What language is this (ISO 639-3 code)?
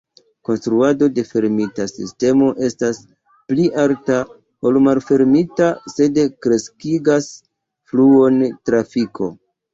epo